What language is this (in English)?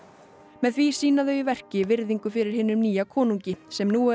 Icelandic